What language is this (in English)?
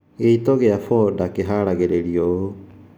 Kikuyu